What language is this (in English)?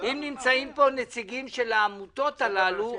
Hebrew